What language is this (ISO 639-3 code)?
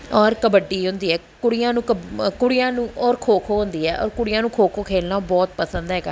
pan